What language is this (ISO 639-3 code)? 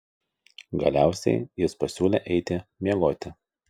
lit